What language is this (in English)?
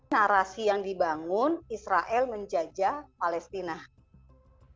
Indonesian